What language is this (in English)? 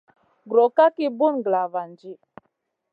Masana